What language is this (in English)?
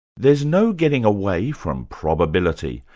English